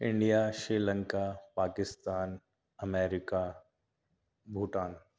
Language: Urdu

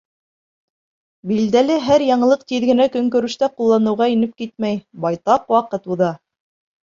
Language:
Bashkir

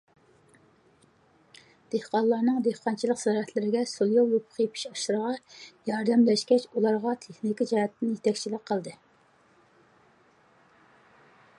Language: Uyghur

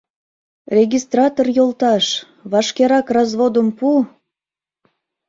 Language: Mari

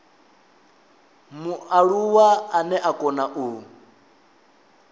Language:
Venda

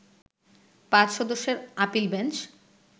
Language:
Bangla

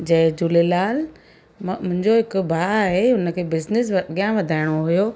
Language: Sindhi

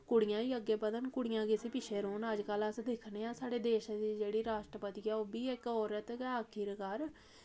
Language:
Dogri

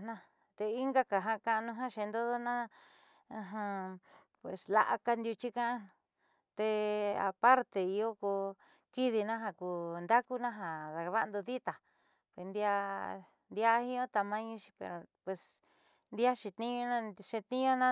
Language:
Southeastern Nochixtlán Mixtec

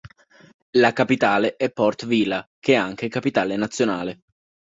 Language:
Italian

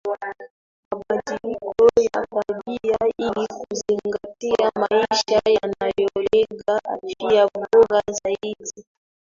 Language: Swahili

